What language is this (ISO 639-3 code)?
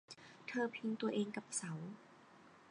tha